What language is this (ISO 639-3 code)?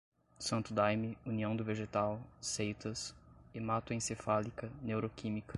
por